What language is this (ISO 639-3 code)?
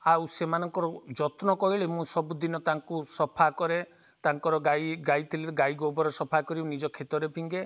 ori